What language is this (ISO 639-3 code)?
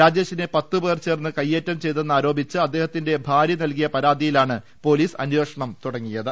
mal